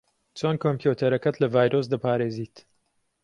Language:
Central Kurdish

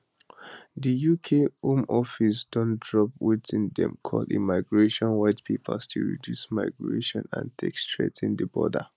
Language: Nigerian Pidgin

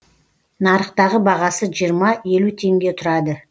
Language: Kazakh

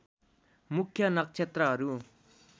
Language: Nepali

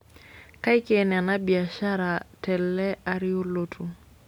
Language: Masai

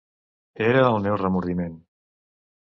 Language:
Catalan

